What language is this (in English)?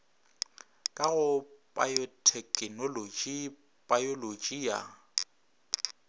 Northern Sotho